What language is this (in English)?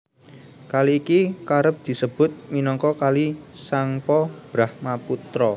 Javanese